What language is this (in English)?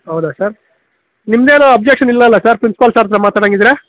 Kannada